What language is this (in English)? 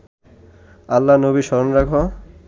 Bangla